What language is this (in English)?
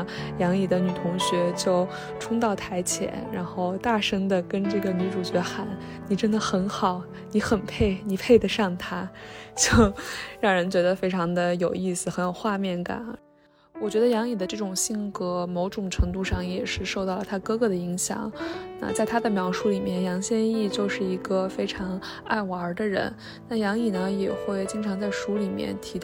Chinese